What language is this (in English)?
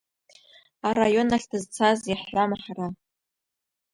Abkhazian